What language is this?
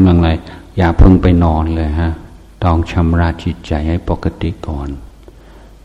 Thai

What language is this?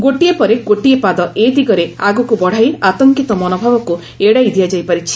Odia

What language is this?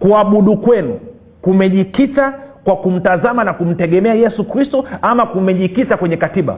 Swahili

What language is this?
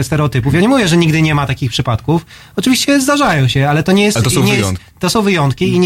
Polish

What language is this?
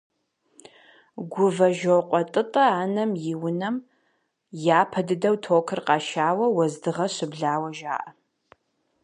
Kabardian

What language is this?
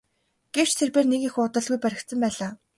Mongolian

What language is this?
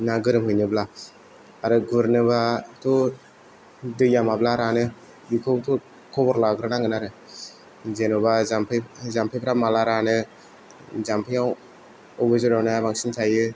Bodo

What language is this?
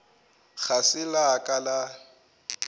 Northern Sotho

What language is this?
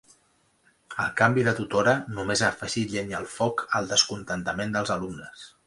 Catalan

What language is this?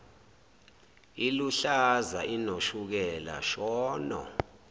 Zulu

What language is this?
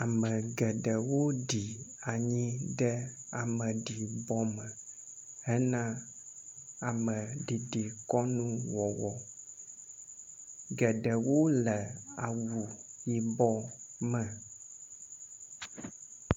Ewe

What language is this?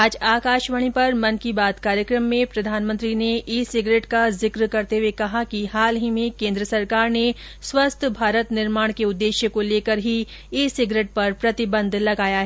Hindi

